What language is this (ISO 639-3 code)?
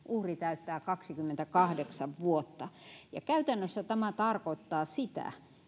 fin